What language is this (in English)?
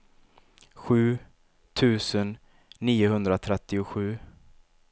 Swedish